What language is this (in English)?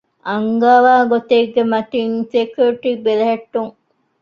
Divehi